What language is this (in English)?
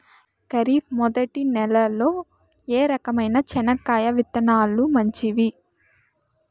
Telugu